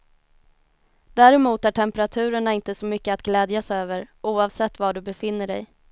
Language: Swedish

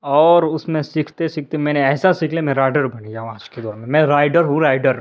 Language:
Urdu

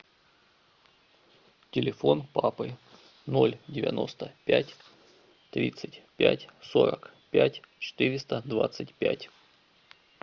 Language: Russian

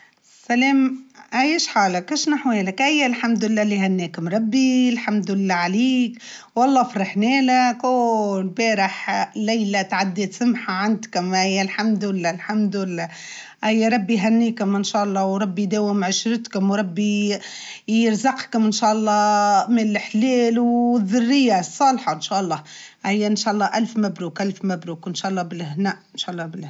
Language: Tunisian Arabic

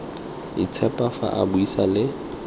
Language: Tswana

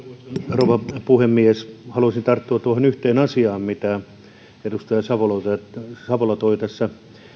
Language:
Finnish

